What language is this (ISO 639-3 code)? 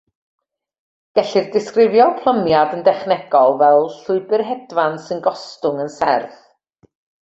cym